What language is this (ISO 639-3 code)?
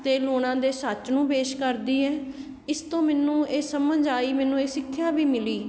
pan